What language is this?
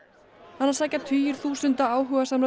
Icelandic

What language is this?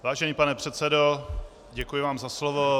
Czech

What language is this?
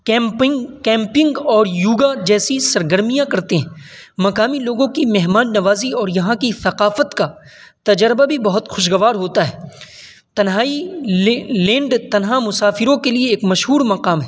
Urdu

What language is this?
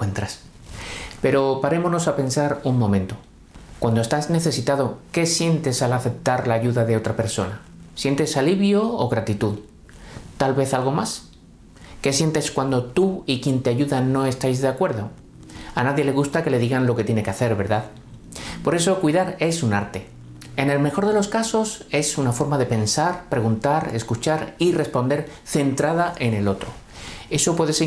Spanish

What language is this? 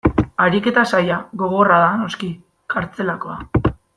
Basque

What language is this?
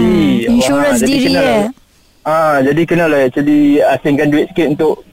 Malay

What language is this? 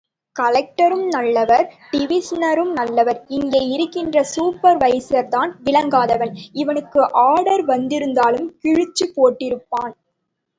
Tamil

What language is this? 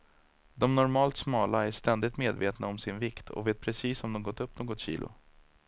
Swedish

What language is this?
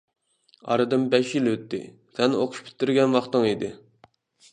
Uyghur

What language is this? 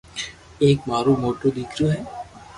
Loarki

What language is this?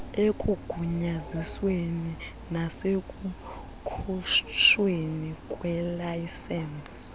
Xhosa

